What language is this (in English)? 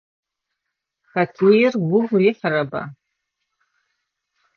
Adyghe